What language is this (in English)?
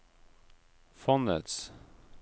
Norwegian